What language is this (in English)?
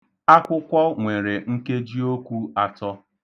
Igbo